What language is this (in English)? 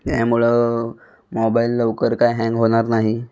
Marathi